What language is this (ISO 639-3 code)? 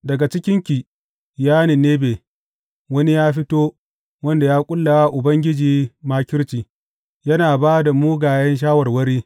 hau